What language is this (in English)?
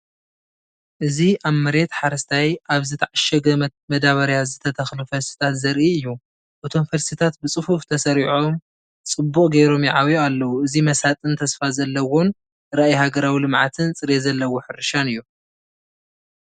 Tigrinya